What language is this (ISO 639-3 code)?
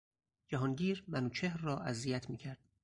fas